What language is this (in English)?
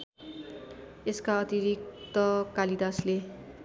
Nepali